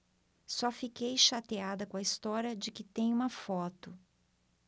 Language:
Portuguese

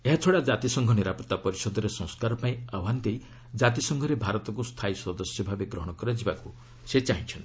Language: Odia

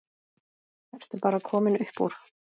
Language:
Icelandic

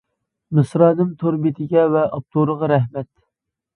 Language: Uyghur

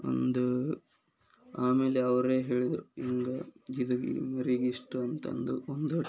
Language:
Kannada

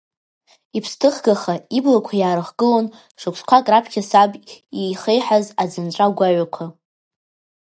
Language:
Abkhazian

